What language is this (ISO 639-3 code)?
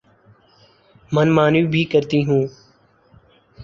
urd